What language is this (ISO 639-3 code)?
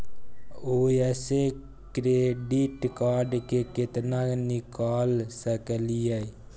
mai